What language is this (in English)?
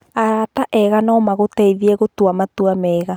Kikuyu